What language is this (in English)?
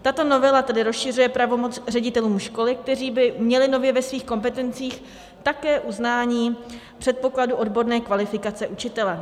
Czech